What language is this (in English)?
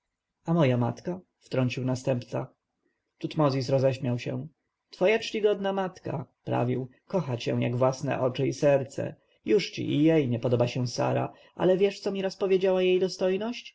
Polish